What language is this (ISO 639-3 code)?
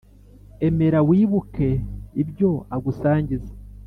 kin